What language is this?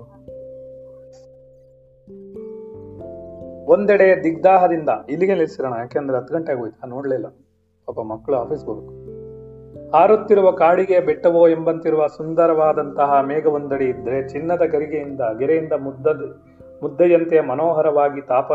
Kannada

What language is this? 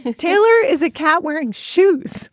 English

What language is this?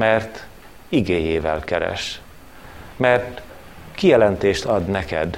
Hungarian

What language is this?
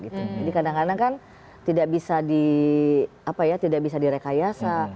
Indonesian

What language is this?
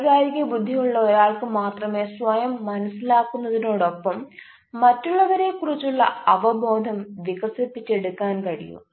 Malayalam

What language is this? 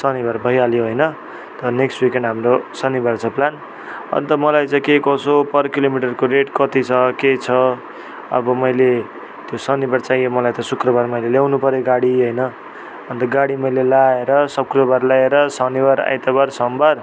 Nepali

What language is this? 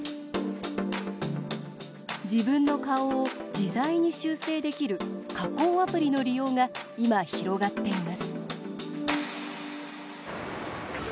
Japanese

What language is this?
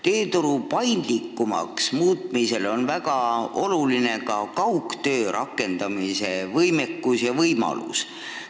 Estonian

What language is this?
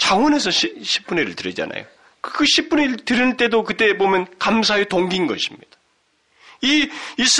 Korean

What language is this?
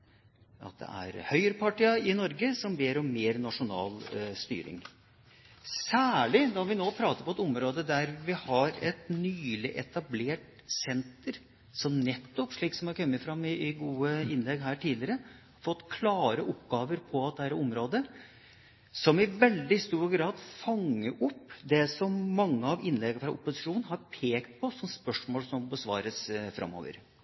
Norwegian Bokmål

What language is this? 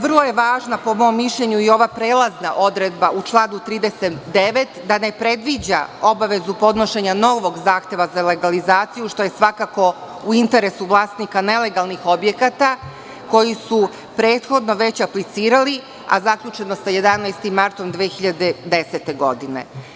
Serbian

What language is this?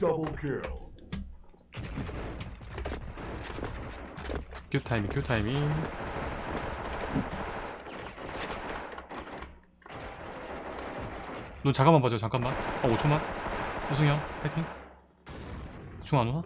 Korean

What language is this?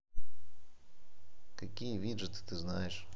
Russian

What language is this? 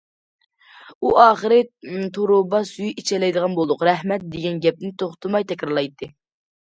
Uyghur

